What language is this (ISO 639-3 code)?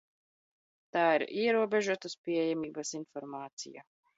lav